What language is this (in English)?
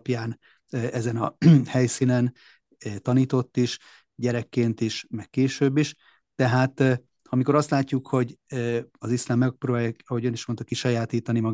Hungarian